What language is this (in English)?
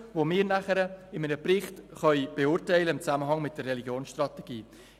Swiss German